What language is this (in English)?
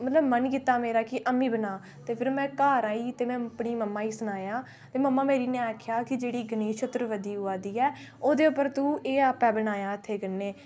Dogri